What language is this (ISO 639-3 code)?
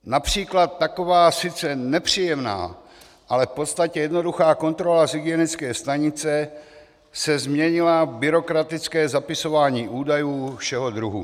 ces